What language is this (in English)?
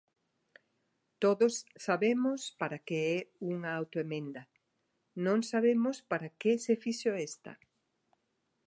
Galician